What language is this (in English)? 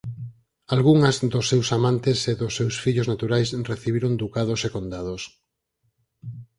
Galician